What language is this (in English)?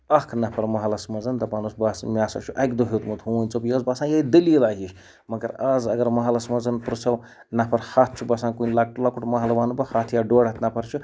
Kashmiri